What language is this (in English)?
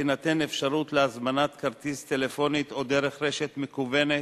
Hebrew